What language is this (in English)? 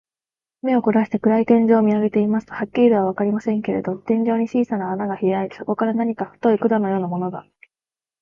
Japanese